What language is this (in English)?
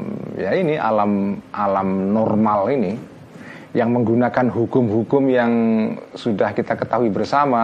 Indonesian